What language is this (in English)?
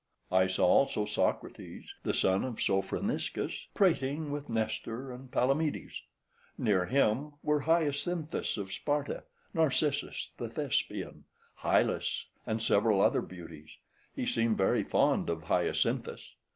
English